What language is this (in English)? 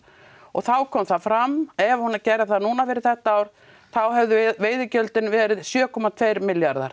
Icelandic